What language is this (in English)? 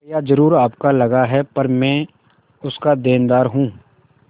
Hindi